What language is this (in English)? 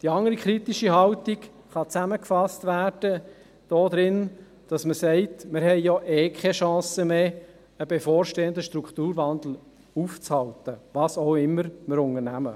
Swiss German